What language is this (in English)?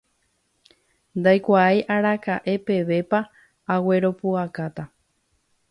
Guarani